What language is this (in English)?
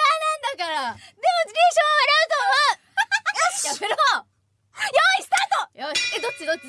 Japanese